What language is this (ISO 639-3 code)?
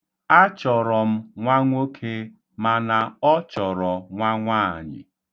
ibo